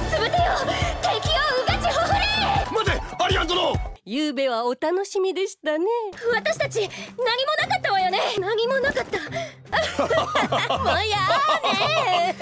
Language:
Japanese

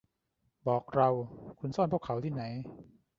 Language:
Thai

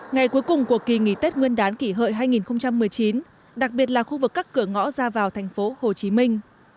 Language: Vietnamese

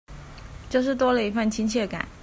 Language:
Chinese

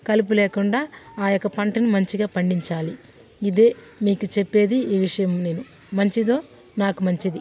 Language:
Telugu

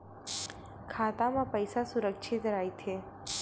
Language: Chhattisgarhi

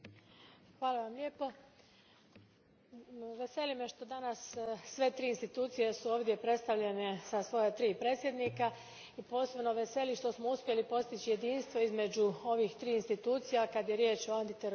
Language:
Croatian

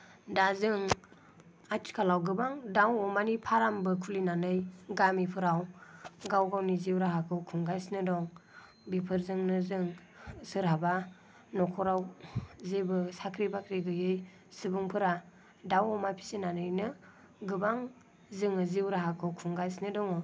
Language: Bodo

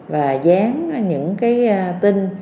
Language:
Vietnamese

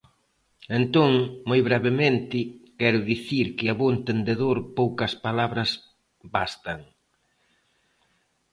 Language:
Galician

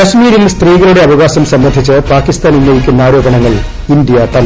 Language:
Malayalam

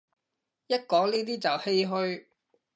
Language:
Cantonese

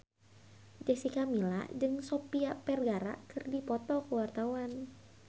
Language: Sundanese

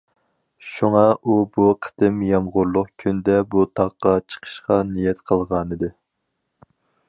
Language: Uyghur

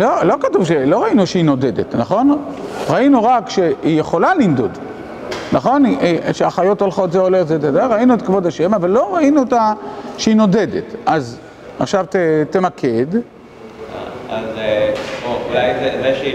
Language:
Hebrew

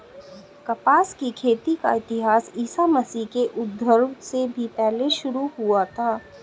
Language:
Hindi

